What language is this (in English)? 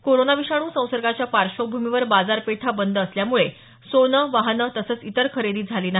Marathi